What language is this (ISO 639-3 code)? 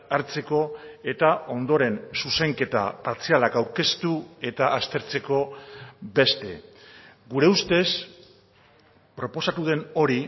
eus